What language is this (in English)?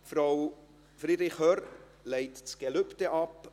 Swiss German